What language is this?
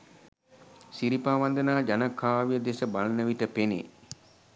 Sinhala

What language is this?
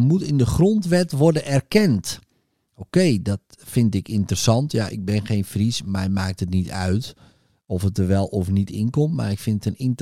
Dutch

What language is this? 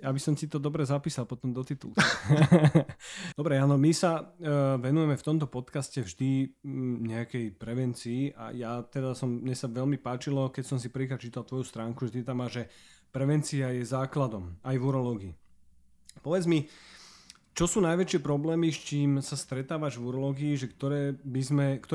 Slovak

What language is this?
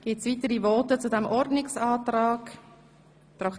Swiss German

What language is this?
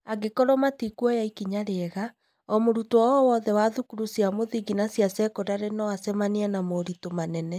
Kikuyu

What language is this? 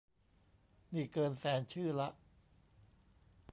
Thai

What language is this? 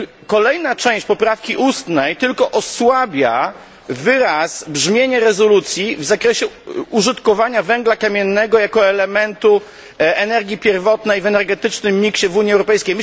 Polish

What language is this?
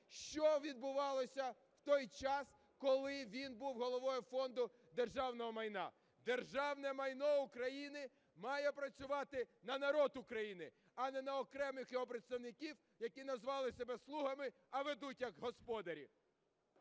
Ukrainian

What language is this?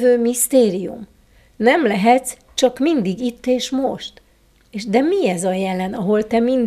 Hungarian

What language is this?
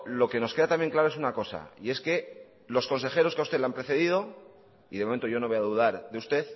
Spanish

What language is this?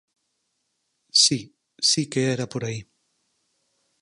Galician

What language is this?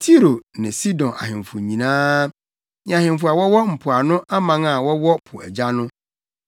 Akan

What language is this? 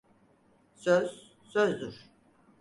Turkish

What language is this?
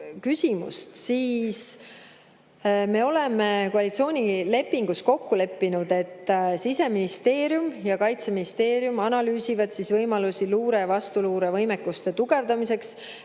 Estonian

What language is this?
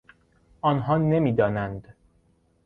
Persian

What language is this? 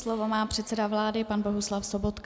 Czech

